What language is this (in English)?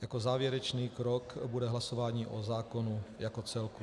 Czech